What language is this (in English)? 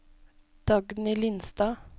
Norwegian